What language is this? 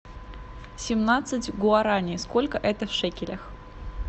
Russian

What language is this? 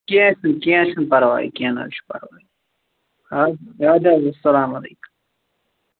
Kashmiri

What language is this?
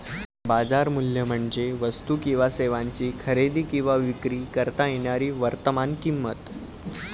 Marathi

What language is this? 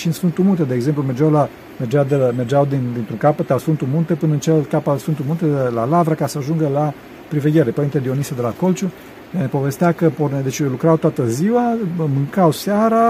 Romanian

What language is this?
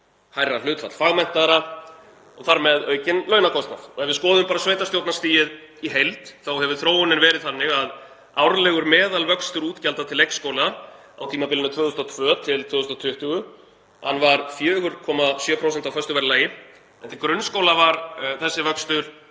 Icelandic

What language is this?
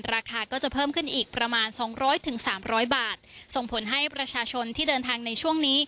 Thai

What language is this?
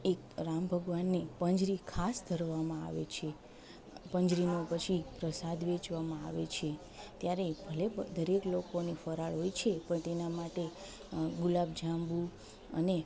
Gujarati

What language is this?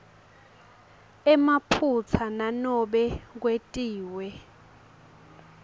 Swati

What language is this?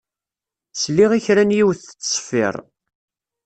Kabyle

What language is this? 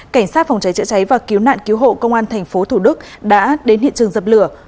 Vietnamese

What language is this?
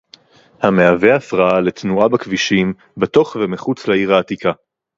Hebrew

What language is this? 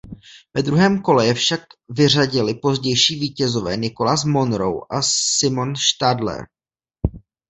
Czech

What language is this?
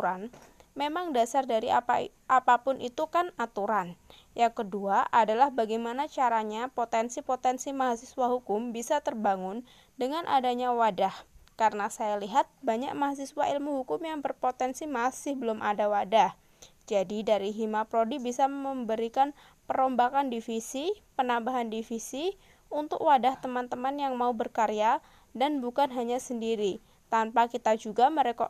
Indonesian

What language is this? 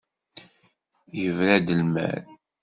Kabyle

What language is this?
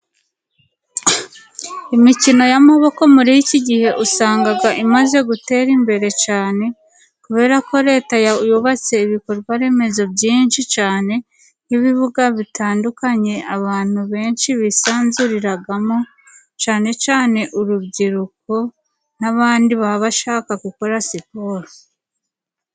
Kinyarwanda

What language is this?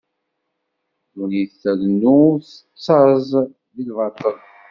Kabyle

